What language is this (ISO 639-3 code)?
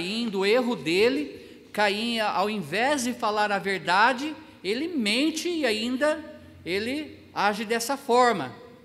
por